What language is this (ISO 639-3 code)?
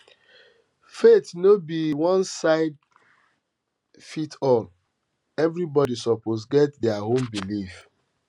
pcm